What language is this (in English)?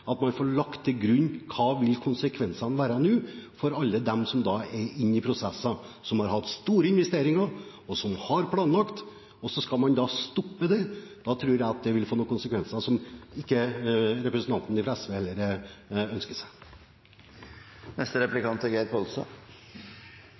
Norwegian Bokmål